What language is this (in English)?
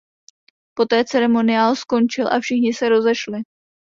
Czech